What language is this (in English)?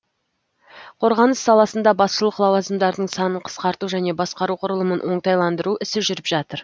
Kazakh